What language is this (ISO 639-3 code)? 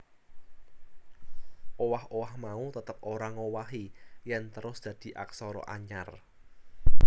jav